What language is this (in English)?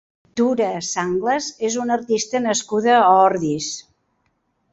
Catalan